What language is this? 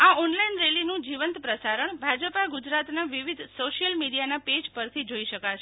Gujarati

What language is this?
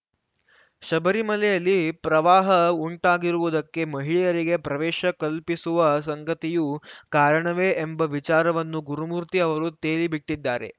Kannada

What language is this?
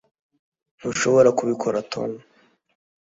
Kinyarwanda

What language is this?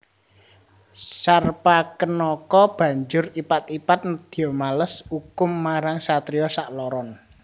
Javanese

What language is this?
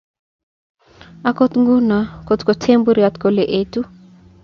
Kalenjin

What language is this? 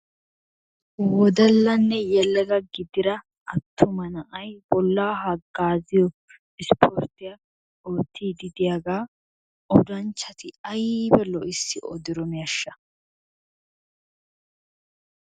Wolaytta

